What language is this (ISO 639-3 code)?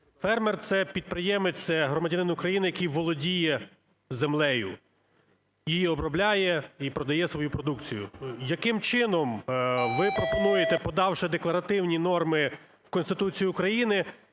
ukr